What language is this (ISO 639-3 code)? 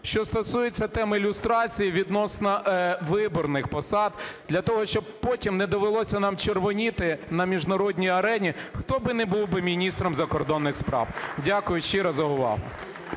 ukr